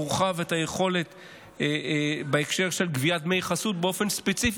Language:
Hebrew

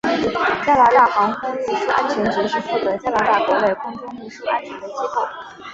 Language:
Chinese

